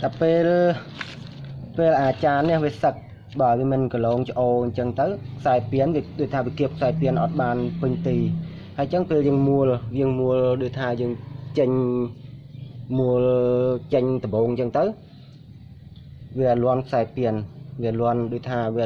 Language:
Vietnamese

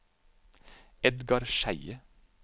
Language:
Norwegian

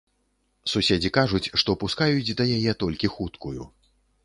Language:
Belarusian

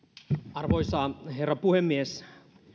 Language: Finnish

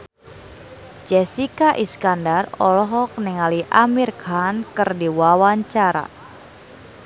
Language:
Sundanese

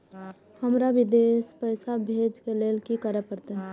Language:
Maithili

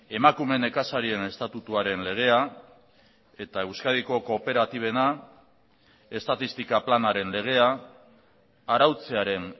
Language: Basque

